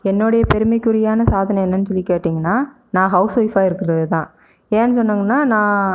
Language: Tamil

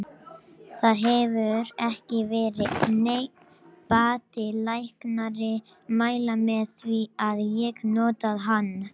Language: Icelandic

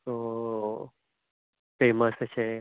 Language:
Konkani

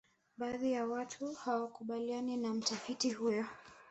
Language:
Swahili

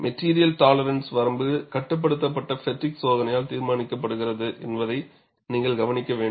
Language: Tamil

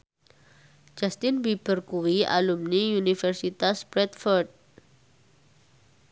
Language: Javanese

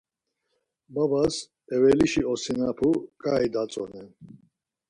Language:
Laz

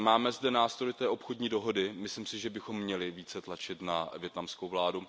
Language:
Czech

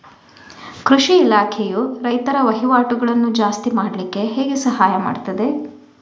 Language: Kannada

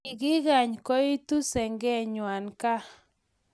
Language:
Kalenjin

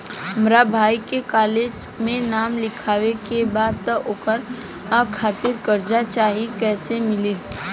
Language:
Bhojpuri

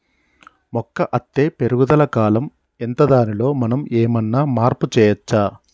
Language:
Telugu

